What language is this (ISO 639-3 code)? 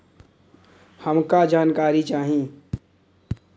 bho